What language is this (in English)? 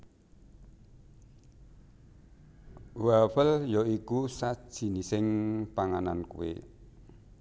Javanese